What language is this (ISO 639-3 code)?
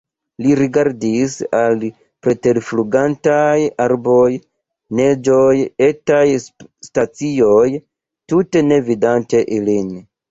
epo